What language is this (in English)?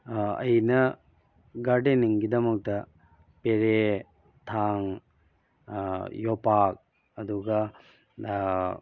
Manipuri